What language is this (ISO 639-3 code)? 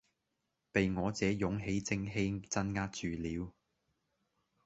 yue